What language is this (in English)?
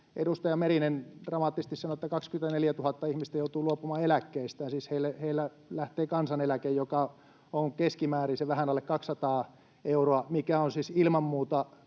Finnish